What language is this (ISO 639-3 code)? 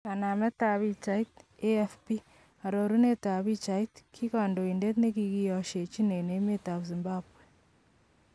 kln